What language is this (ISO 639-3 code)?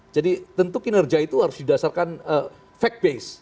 ind